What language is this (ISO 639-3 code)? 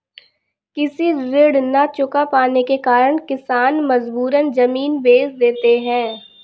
hin